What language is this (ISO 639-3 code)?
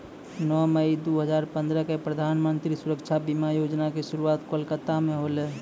mai